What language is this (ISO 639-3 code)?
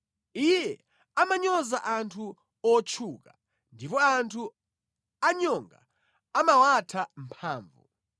nya